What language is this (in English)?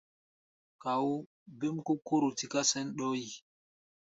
Gbaya